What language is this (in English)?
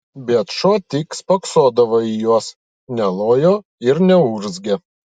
Lithuanian